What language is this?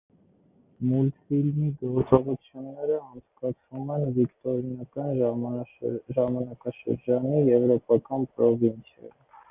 Armenian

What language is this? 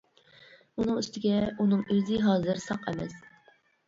Uyghur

